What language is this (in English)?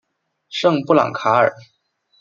Chinese